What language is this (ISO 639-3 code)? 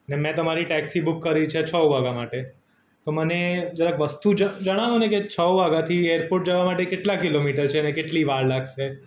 guj